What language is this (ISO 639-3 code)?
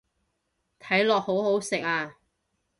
yue